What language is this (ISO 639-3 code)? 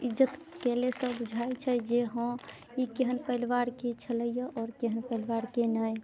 mai